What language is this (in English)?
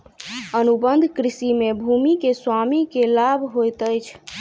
Maithili